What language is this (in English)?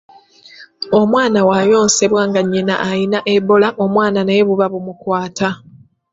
Ganda